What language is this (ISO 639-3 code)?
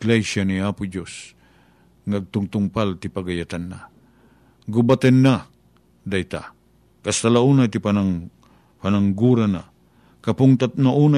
fil